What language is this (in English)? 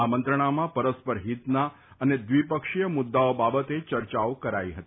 Gujarati